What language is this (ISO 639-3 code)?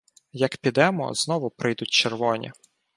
ukr